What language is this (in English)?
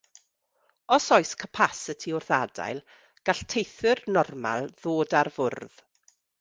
Welsh